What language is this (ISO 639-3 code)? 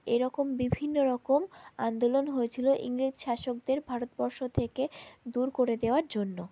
ben